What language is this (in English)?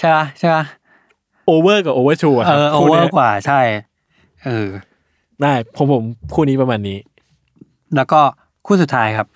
Thai